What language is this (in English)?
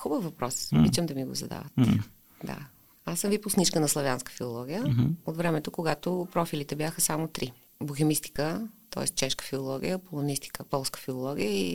Bulgarian